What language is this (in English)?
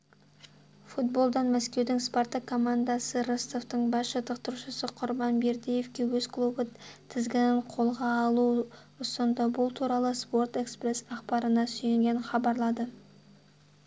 Kazakh